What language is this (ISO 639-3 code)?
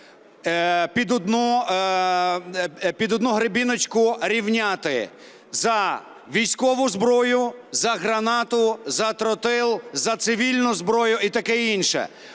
ukr